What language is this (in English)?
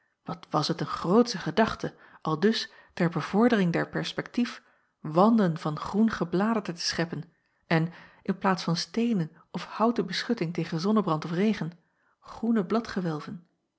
Dutch